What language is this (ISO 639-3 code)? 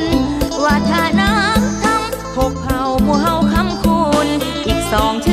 tha